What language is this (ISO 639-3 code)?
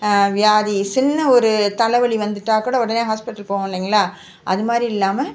tam